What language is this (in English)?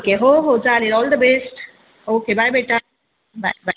Marathi